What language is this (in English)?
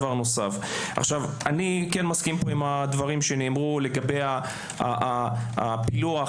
Hebrew